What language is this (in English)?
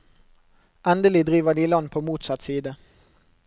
Norwegian